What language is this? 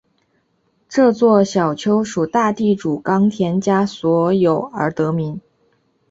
Chinese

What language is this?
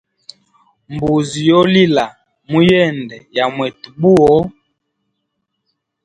Hemba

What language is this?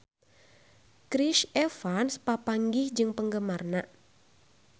Sundanese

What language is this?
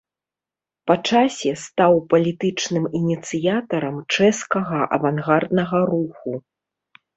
Belarusian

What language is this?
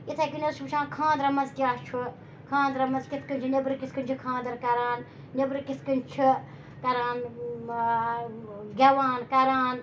Kashmiri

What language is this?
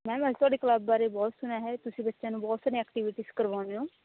Punjabi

